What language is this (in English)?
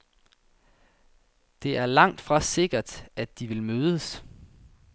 Danish